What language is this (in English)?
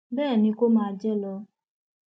Yoruba